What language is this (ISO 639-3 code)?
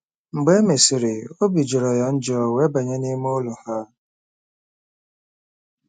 ibo